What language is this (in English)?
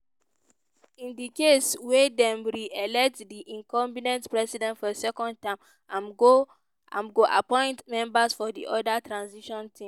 Nigerian Pidgin